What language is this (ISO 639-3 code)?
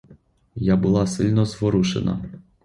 ukr